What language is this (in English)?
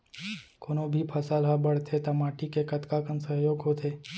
Chhattisgarhi